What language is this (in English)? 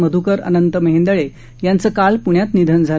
Marathi